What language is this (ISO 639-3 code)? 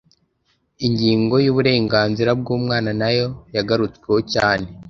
kin